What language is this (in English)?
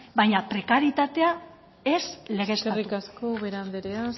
Basque